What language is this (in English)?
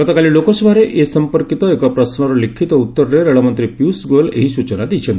Odia